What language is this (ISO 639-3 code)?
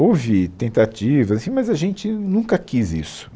por